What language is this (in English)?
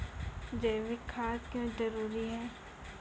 Maithili